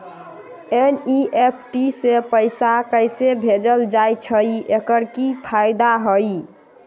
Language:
Magahi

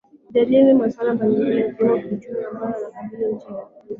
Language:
Swahili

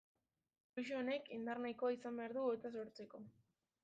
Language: Basque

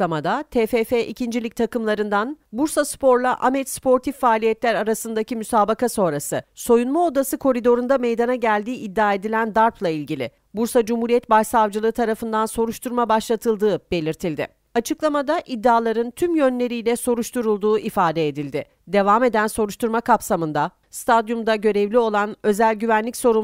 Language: Turkish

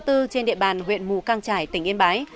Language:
Vietnamese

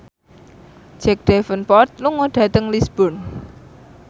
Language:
Javanese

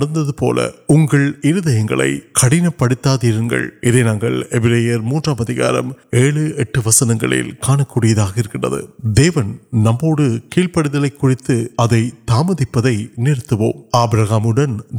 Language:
Urdu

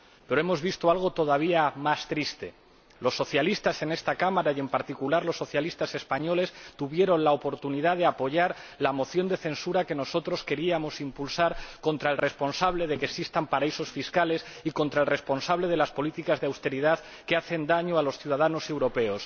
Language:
Spanish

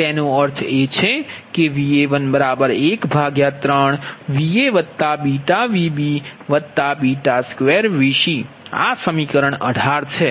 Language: Gujarati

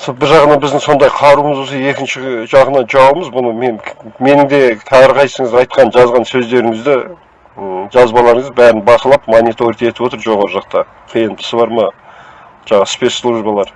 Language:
Turkish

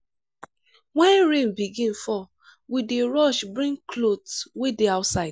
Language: Nigerian Pidgin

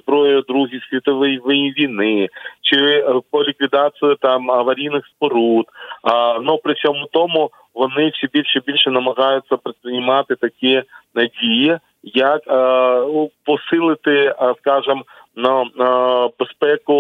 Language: Ukrainian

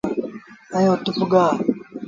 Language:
Sindhi Bhil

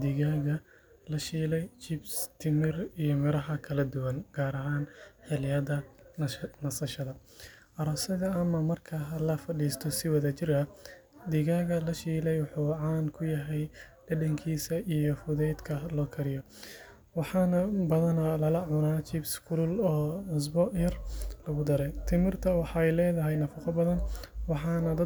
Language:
Somali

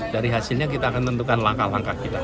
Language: Indonesian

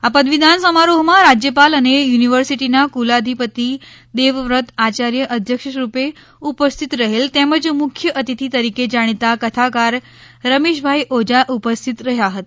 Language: Gujarati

